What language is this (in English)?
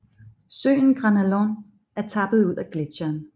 Danish